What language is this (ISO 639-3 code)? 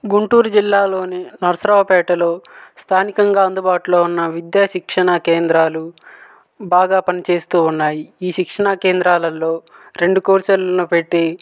tel